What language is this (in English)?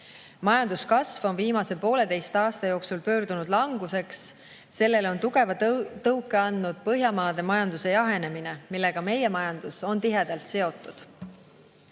Estonian